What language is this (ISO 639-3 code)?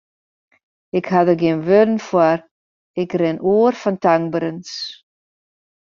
fry